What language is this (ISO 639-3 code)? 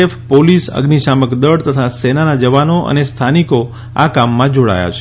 guj